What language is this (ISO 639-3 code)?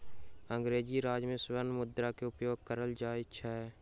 mai